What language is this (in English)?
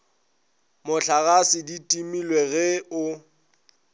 Northern Sotho